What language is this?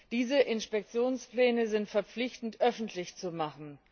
German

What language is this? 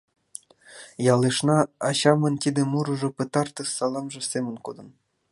Mari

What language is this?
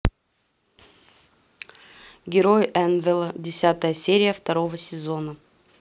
Russian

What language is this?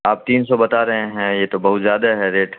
Urdu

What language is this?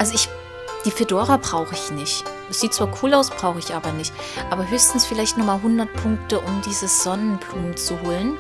German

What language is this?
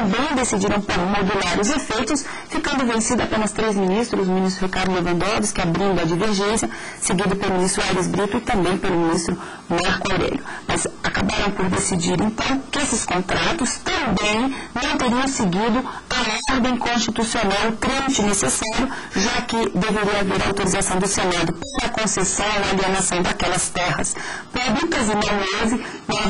Portuguese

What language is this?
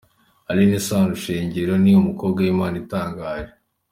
Kinyarwanda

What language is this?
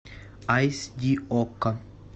Russian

